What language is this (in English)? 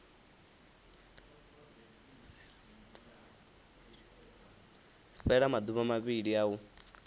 Venda